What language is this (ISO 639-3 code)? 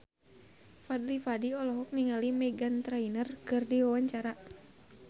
sun